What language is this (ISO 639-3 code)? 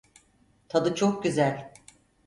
tur